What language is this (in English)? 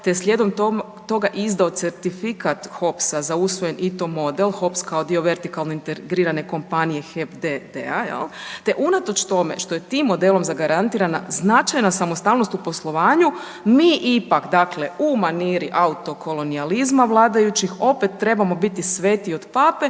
Croatian